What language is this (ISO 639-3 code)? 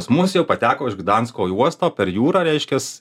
lit